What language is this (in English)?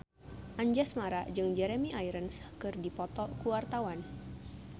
Sundanese